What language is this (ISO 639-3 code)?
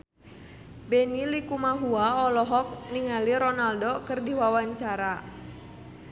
sun